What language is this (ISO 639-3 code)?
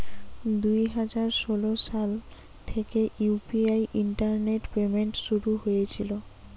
ben